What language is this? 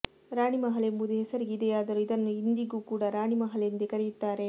Kannada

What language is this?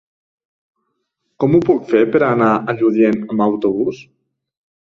Catalan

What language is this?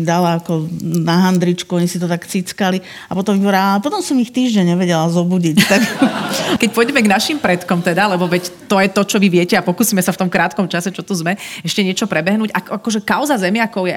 Slovak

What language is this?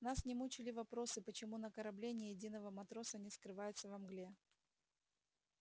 Russian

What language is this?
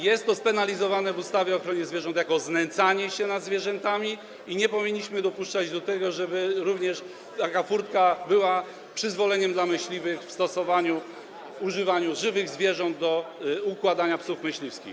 Polish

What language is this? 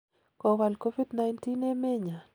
Kalenjin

